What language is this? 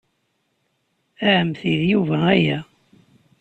Kabyle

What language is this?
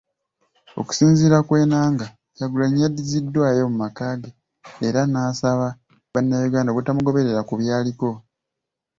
Ganda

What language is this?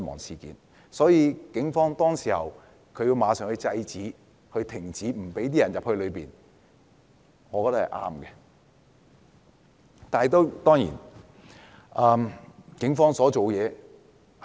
Cantonese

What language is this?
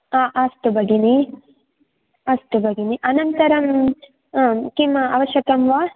Sanskrit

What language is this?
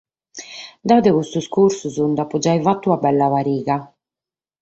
Sardinian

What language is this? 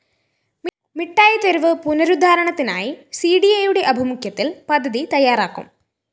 Malayalam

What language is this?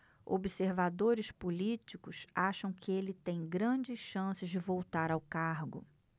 Portuguese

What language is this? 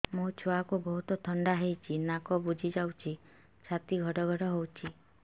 Odia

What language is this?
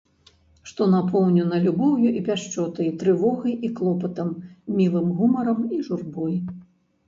Belarusian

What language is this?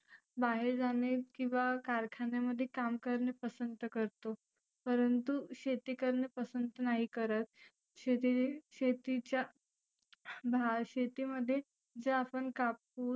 Marathi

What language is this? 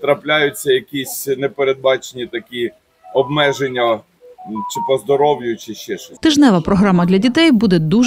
Ukrainian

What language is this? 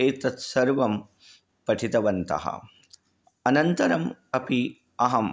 Sanskrit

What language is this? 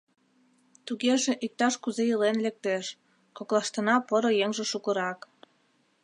Mari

